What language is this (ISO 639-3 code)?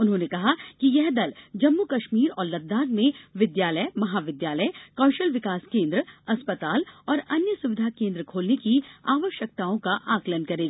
hin